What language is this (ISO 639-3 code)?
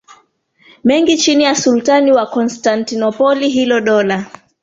swa